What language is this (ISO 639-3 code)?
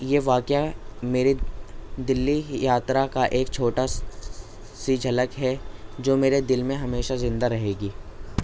urd